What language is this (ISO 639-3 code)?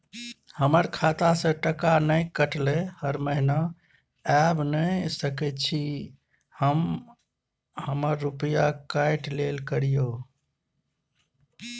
mai